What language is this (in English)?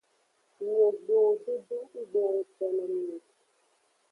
Aja (Benin)